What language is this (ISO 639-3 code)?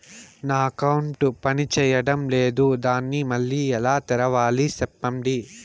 tel